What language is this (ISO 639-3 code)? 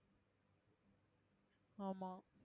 tam